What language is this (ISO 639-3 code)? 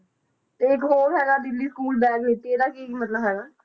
pan